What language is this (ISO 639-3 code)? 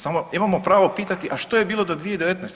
hrv